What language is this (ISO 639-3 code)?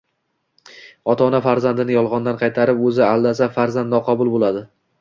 uzb